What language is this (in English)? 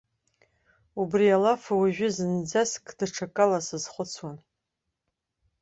Abkhazian